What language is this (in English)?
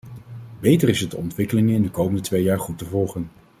Dutch